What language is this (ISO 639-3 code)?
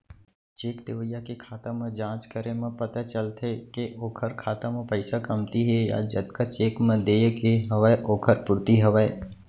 hne